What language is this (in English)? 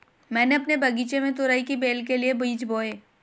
Hindi